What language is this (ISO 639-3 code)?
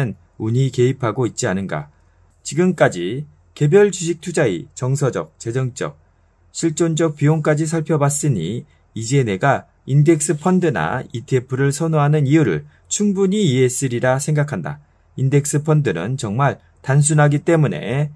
kor